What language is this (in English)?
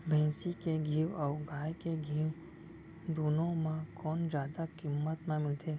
Chhattisgarhi